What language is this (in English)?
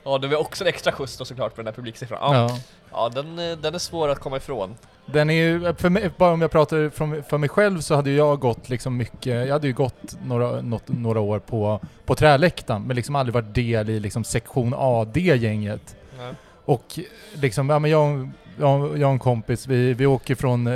Swedish